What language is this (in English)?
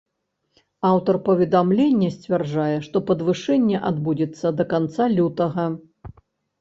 Belarusian